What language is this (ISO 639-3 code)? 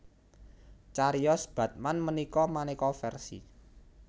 jav